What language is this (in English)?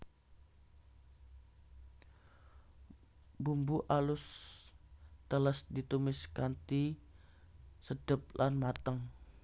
Javanese